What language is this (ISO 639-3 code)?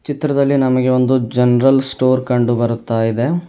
kan